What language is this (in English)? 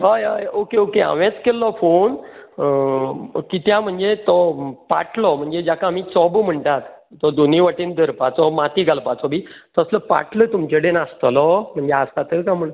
Konkani